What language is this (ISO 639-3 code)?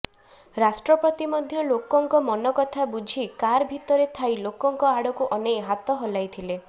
ori